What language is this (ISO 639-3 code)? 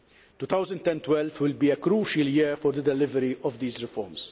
eng